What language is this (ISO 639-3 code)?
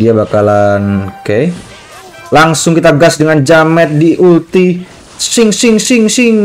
ind